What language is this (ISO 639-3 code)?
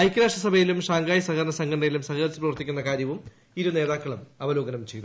mal